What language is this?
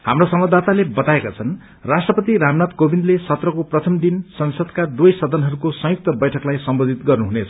Nepali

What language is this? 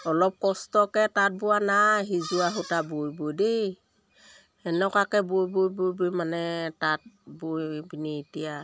Assamese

